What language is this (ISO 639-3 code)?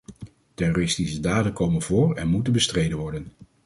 nld